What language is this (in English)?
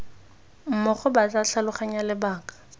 Tswana